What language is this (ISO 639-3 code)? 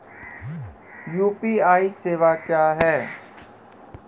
mai